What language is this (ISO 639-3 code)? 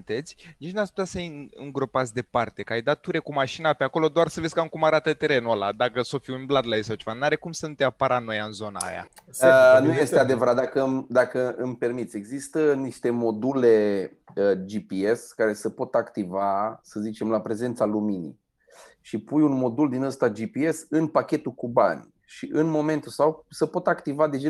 ron